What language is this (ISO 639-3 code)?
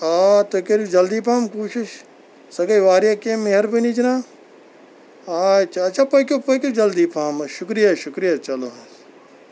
kas